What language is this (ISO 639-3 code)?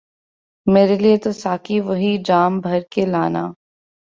urd